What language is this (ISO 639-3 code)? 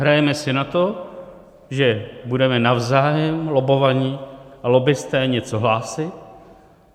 ces